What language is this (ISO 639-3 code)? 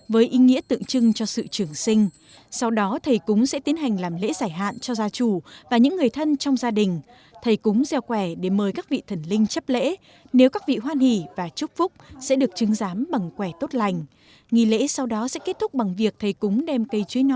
vie